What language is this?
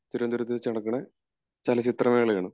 Malayalam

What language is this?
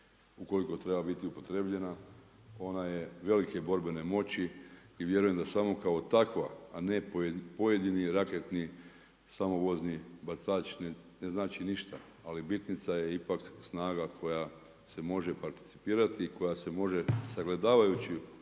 Croatian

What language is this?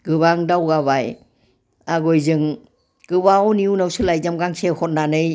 Bodo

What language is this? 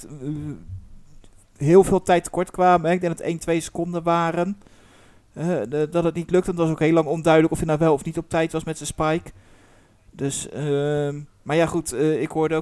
Dutch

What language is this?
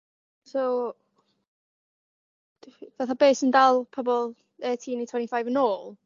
Welsh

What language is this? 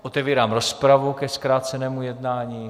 Czech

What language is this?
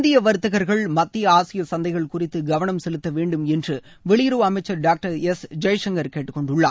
Tamil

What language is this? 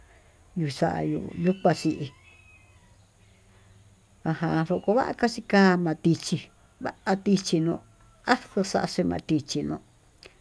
Tututepec Mixtec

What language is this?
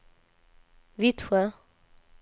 Swedish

